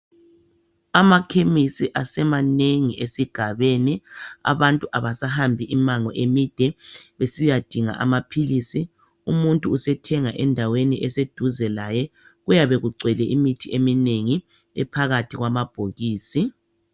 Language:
North Ndebele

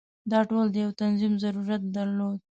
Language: Pashto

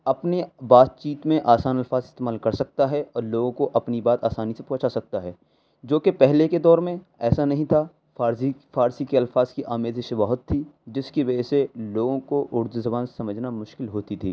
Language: Urdu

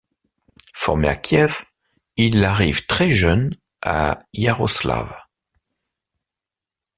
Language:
French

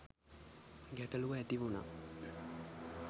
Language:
Sinhala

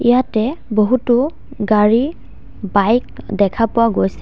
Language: Assamese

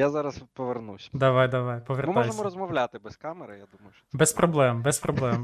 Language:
Ukrainian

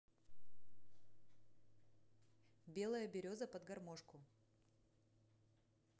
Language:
Russian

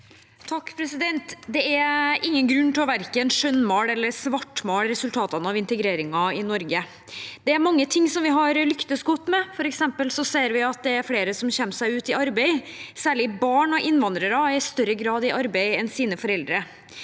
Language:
Norwegian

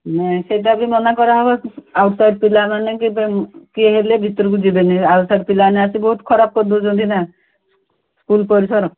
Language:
Odia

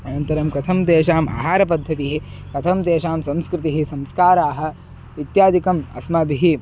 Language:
Sanskrit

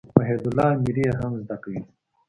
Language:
Pashto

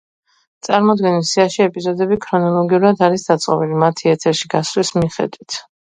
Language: Georgian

